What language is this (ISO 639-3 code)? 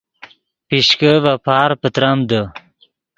ydg